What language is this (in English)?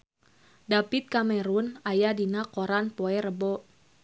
Sundanese